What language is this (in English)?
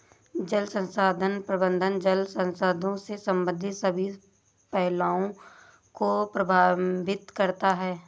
Hindi